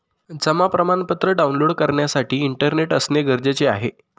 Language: Marathi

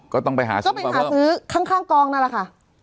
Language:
Thai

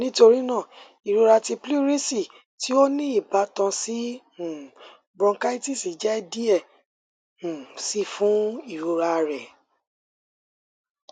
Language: Yoruba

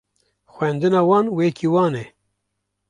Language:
Kurdish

